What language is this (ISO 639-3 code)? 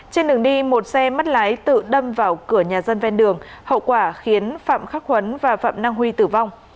vie